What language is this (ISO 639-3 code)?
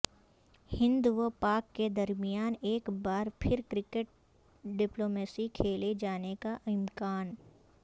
urd